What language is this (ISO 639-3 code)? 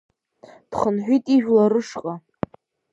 abk